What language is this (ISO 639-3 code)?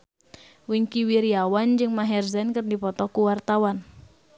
sun